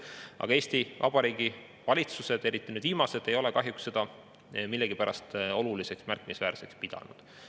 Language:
Estonian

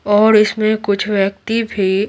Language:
Hindi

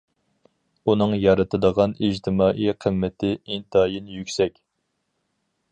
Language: Uyghur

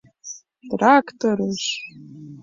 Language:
Mari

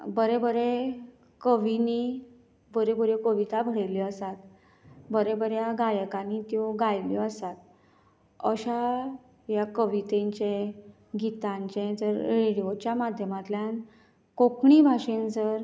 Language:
Konkani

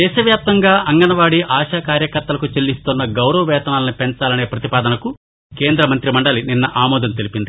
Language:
Telugu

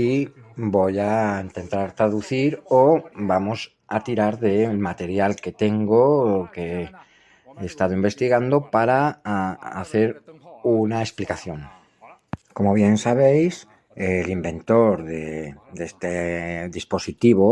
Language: Spanish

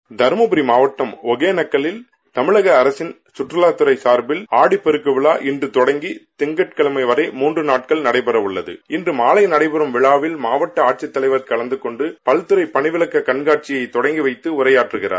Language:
Tamil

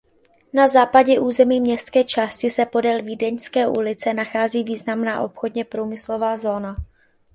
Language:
Czech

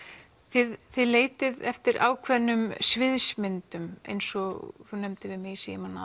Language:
Icelandic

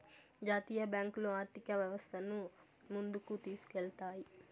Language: Telugu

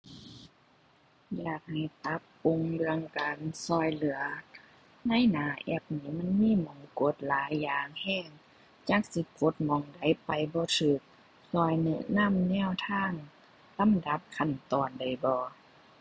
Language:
Thai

